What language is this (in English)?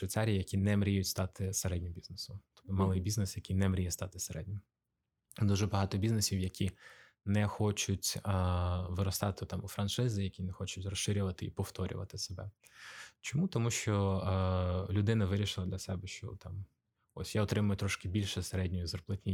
Ukrainian